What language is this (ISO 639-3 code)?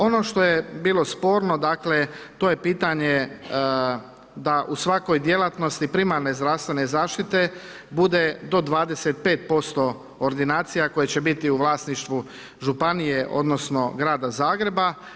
hrv